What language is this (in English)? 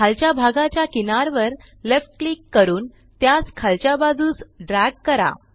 Marathi